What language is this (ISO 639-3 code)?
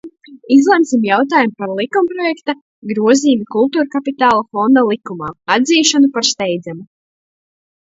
lav